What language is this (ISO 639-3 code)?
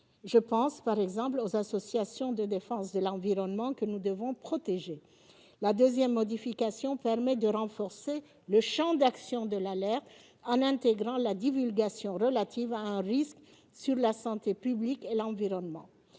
fra